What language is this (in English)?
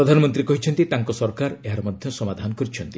Odia